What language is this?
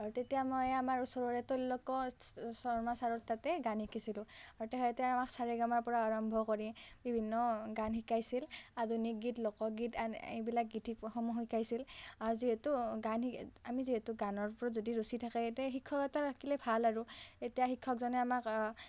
Assamese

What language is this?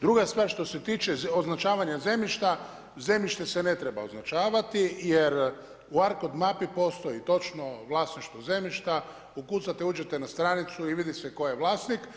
Croatian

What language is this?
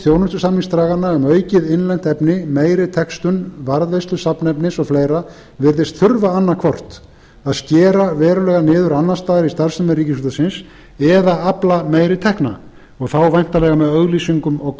Icelandic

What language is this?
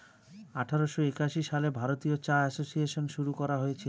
Bangla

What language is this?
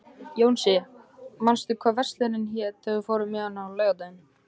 Icelandic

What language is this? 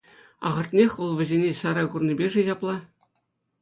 Chuvash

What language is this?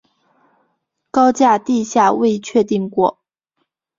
Chinese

